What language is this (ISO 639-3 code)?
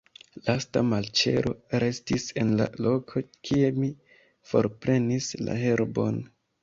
epo